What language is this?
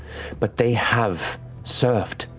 English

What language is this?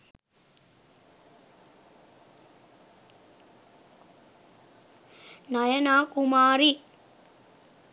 Sinhala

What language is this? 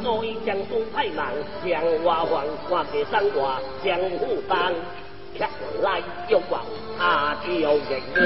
Chinese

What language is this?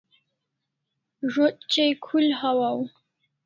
Kalasha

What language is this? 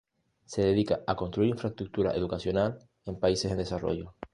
Spanish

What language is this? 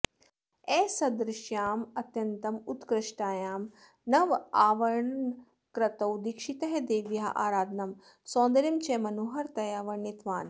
Sanskrit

